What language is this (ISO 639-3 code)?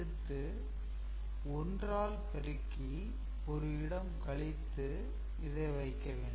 tam